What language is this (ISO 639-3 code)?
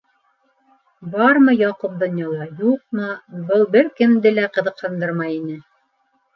bak